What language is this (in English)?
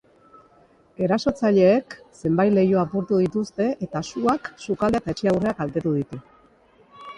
Basque